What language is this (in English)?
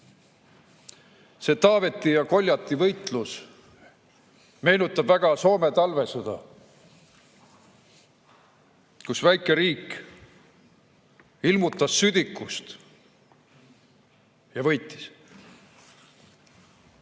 Estonian